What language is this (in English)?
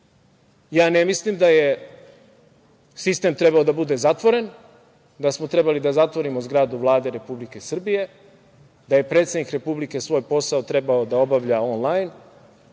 Serbian